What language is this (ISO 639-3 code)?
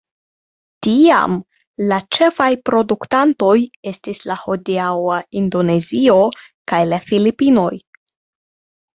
epo